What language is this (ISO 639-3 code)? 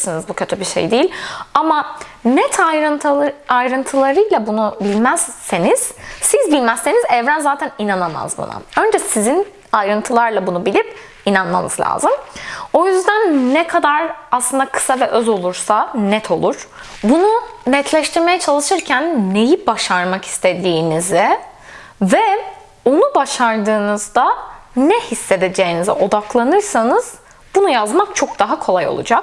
tur